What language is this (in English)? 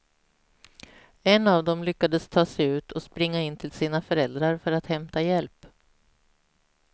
Swedish